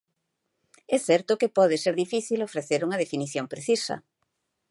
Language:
Galician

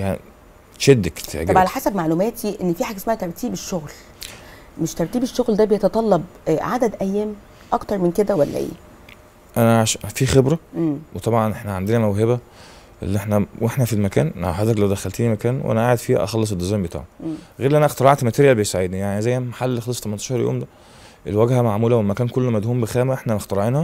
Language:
Arabic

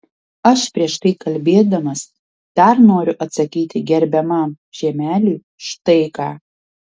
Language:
Lithuanian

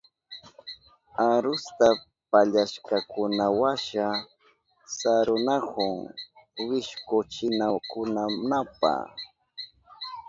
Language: Southern Pastaza Quechua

